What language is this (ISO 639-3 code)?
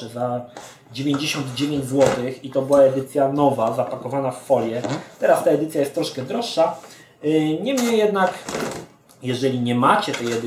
pol